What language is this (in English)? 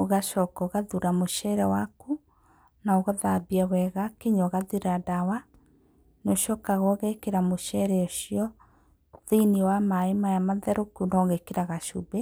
Kikuyu